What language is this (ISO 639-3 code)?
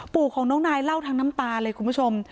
tha